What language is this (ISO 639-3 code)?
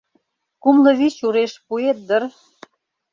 chm